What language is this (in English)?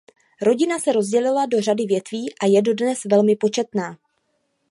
Czech